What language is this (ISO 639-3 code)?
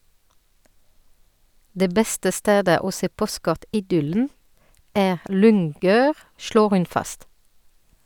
nor